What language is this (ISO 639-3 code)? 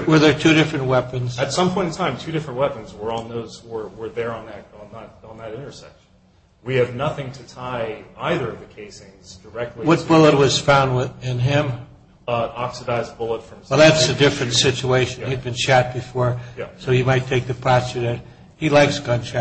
eng